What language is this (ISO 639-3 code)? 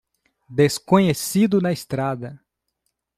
por